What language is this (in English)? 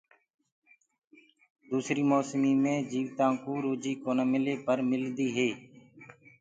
Gurgula